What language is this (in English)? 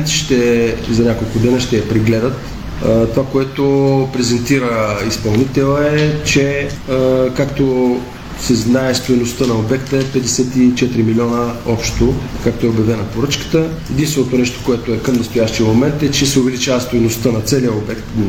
Bulgarian